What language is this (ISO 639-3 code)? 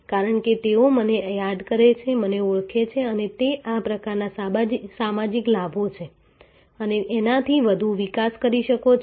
guj